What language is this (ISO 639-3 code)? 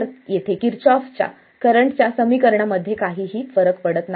mar